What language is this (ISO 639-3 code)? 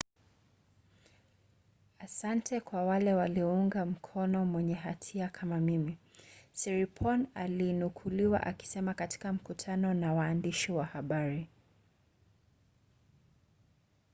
swa